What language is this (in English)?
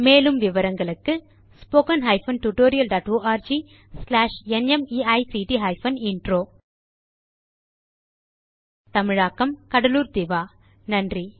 Tamil